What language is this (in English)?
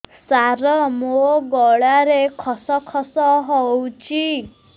Odia